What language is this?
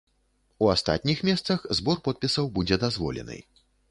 Belarusian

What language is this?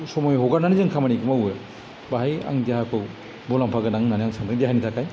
Bodo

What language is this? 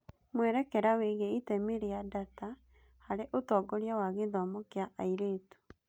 Kikuyu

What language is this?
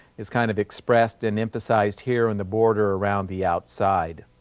English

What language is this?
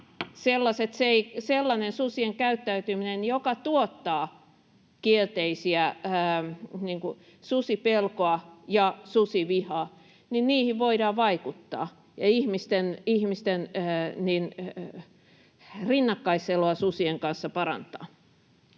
Finnish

